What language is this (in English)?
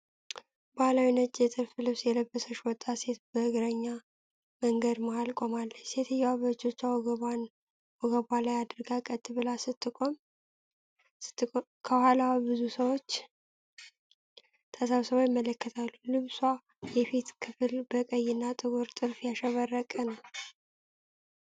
Amharic